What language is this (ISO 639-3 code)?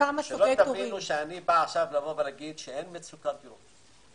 heb